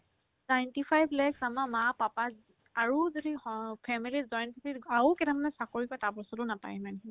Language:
Assamese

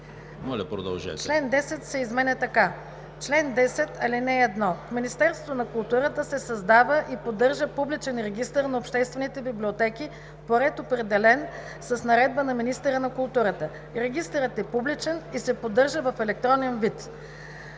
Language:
Bulgarian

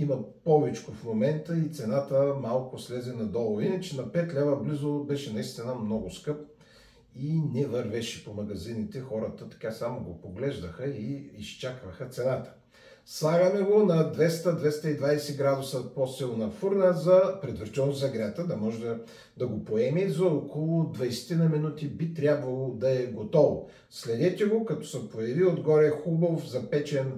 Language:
Bulgarian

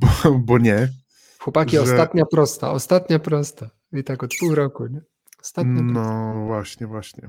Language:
Polish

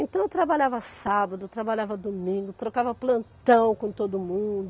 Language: Portuguese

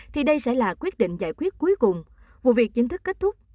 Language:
Vietnamese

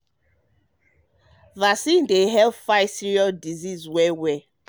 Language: Nigerian Pidgin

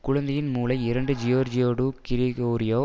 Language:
Tamil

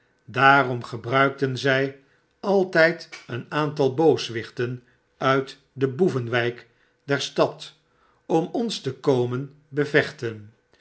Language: Dutch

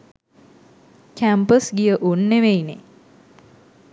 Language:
Sinhala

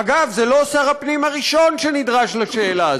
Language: Hebrew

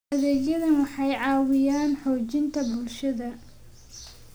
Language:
Somali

